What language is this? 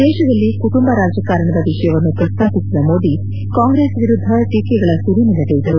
Kannada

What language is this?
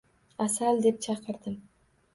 Uzbek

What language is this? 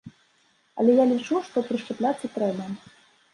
Belarusian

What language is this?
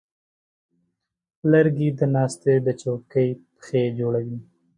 Pashto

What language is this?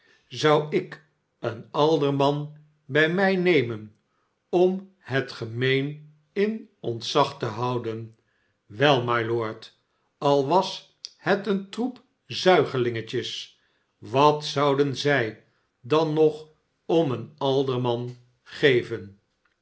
Dutch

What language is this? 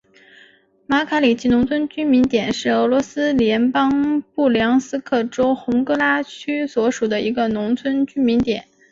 Chinese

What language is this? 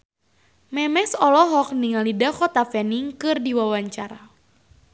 Sundanese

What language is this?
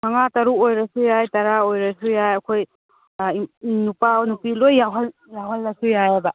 Manipuri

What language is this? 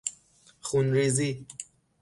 Persian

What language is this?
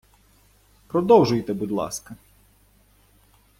Ukrainian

